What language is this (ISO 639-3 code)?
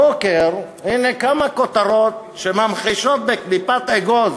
heb